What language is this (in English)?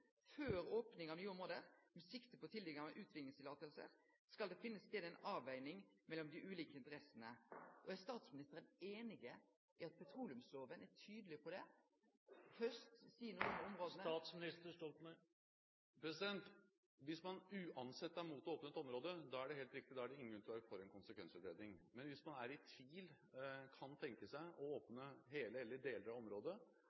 Norwegian